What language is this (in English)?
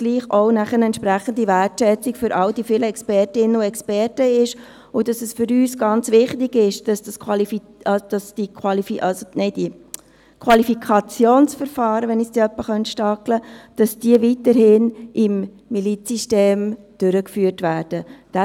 Swiss German